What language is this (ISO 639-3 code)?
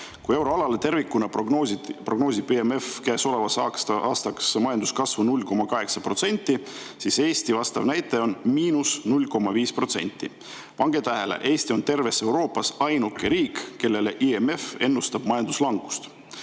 est